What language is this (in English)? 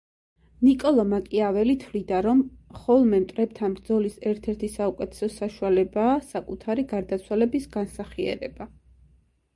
Georgian